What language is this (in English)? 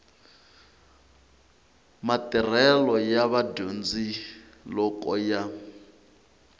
Tsonga